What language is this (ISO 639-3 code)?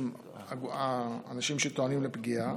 heb